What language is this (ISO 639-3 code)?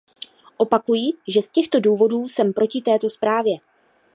ces